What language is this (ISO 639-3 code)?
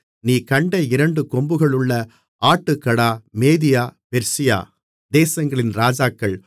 tam